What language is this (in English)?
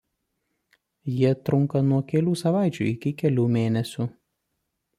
Lithuanian